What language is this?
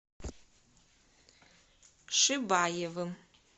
Russian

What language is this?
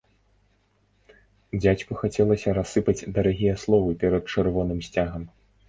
Belarusian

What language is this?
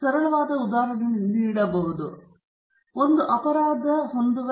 Kannada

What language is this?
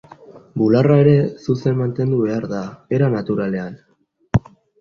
Basque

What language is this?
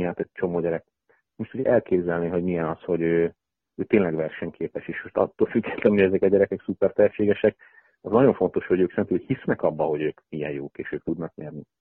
Hungarian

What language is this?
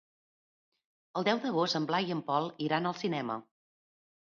Catalan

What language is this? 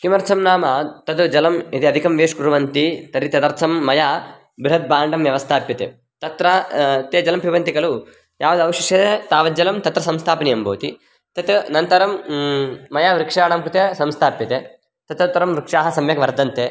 Sanskrit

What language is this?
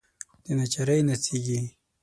Pashto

